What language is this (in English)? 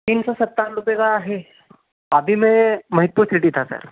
Hindi